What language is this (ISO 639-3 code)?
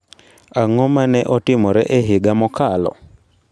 luo